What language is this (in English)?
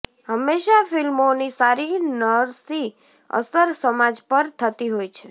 Gujarati